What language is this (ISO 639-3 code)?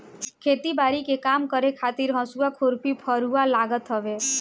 bho